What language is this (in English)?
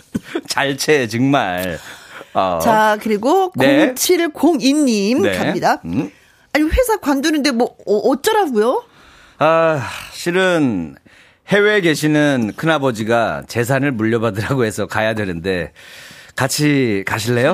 Korean